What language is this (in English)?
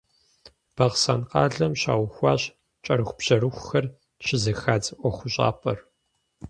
Kabardian